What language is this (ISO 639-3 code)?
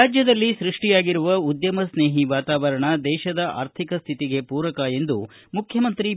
kan